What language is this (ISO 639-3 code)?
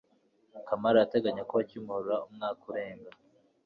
kin